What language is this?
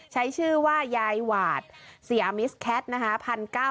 Thai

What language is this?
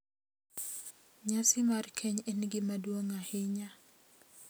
Luo (Kenya and Tanzania)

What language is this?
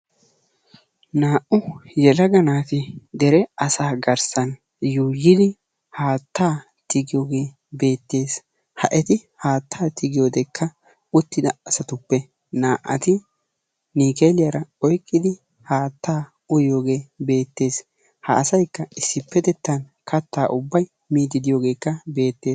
Wolaytta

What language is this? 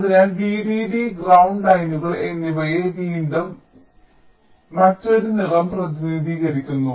Malayalam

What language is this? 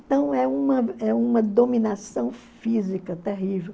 Portuguese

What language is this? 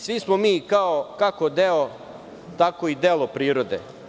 Serbian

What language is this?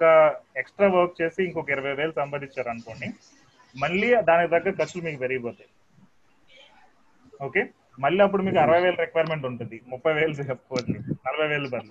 Telugu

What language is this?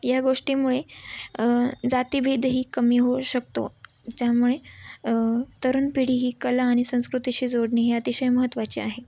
Marathi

